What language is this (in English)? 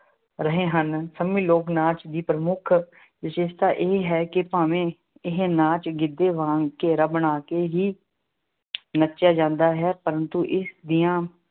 Punjabi